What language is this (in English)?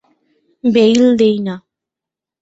Bangla